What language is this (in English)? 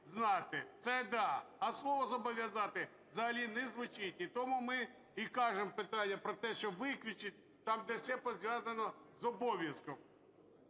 Ukrainian